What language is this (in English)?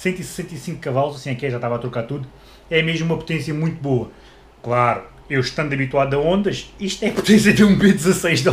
Portuguese